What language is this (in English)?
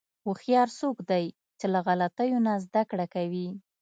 Pashto